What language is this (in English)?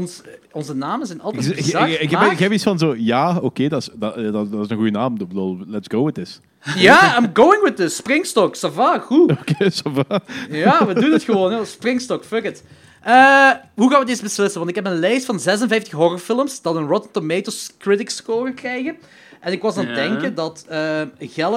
Dutch